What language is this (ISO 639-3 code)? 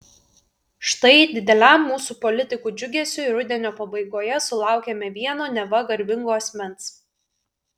lit